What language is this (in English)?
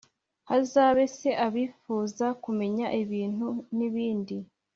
Kinyarwanda